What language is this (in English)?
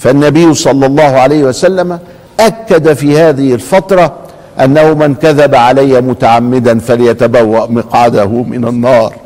Arabic